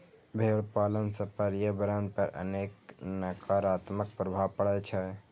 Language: Maithili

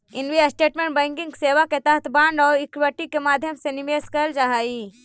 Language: Magahi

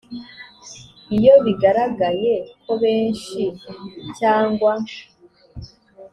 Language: Kinyarwanda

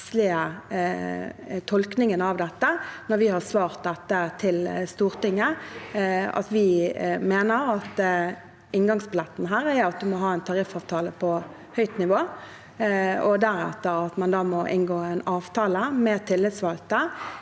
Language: Norwegian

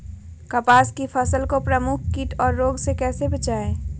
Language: Magahi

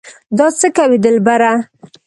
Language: Pashto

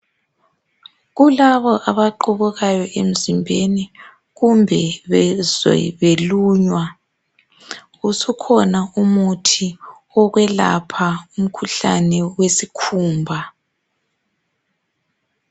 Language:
North Ndebele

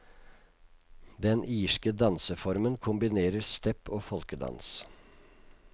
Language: Norwegian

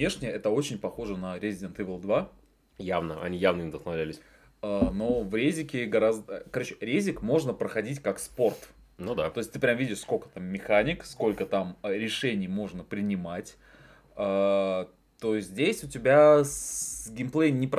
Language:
Russian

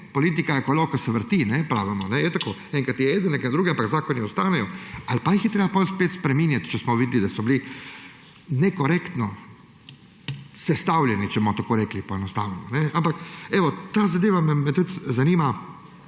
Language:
Slovenian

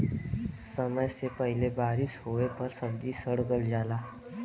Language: Bhojpuri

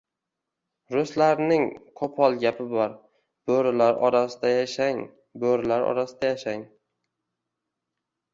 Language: Uzbek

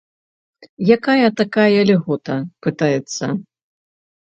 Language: Belarusian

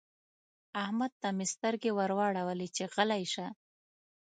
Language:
Pashto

